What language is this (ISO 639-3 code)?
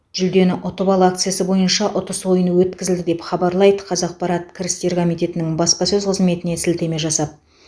kaz